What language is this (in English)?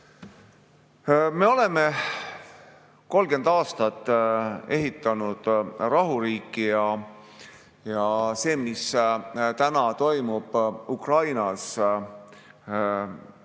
Estonian